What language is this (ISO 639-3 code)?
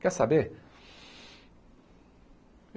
por